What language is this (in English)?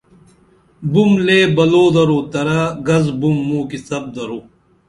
Dameli